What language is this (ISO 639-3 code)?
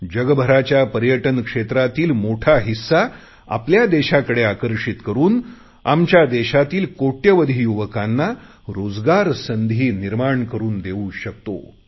mar